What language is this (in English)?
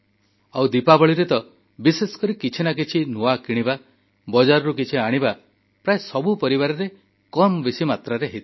Odia